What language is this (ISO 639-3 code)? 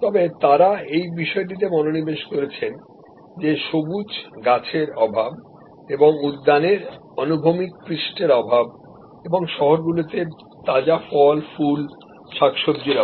ben